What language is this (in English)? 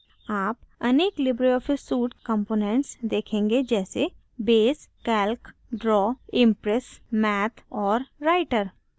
Hindi